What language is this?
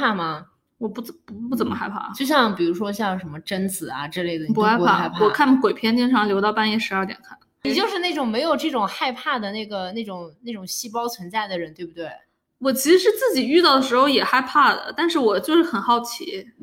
Chinese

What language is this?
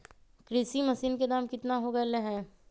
Magahi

